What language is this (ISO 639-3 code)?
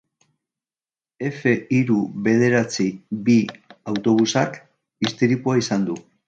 eus